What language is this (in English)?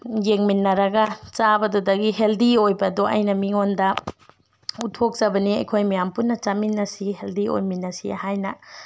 Manipuri